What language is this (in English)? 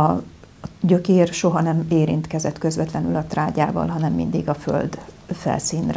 Hungarian